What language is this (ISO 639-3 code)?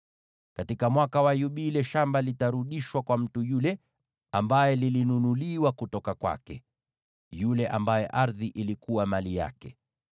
swa